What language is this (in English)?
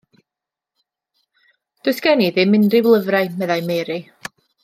Welsh